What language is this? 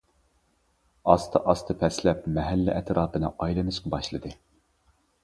Uyghur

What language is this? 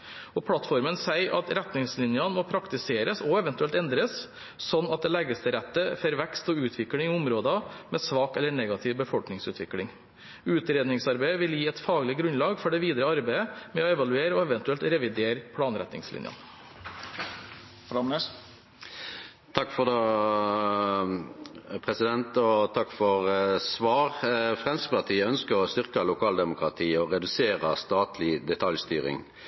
Norwegian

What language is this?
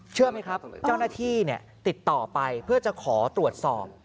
Thai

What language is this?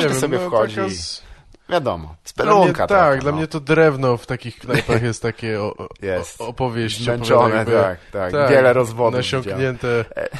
Polish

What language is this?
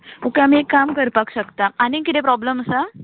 Konkani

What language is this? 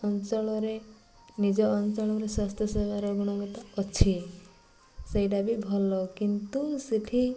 Odia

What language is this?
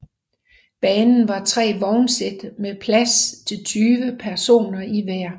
Danish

